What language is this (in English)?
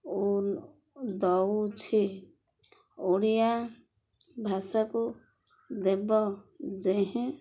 Odia